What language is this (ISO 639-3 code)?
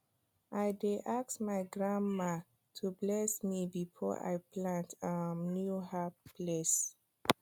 pcm